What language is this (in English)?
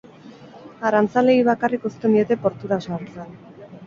Basque